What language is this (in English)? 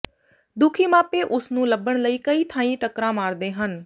Punjabi